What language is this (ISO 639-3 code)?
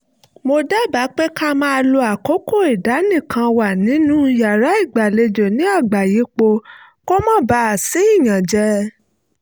yor